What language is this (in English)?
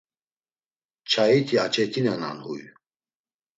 Laz